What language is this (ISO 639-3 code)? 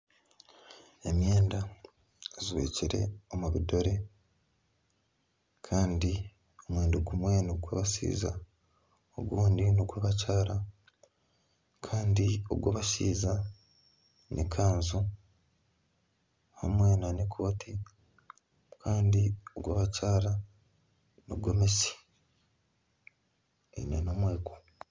nyn